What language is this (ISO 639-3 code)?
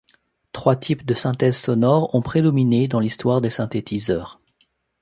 fra